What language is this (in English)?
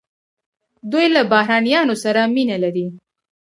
Pashto